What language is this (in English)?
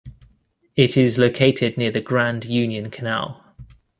English